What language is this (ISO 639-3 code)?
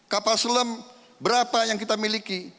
ind